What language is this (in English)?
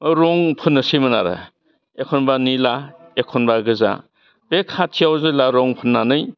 Bodo